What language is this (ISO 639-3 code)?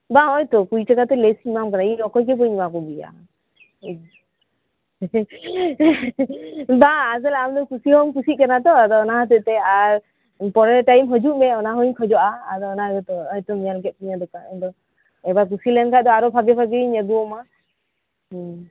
sat